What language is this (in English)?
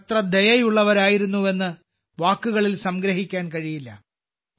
Malayalam